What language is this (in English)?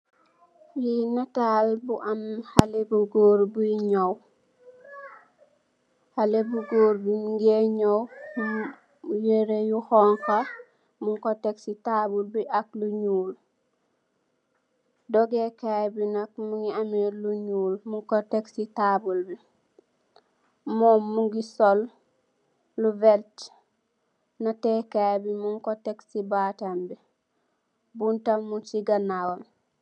Wolof